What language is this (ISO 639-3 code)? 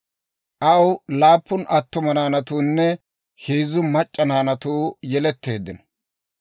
dwr